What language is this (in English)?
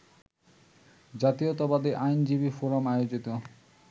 Bangla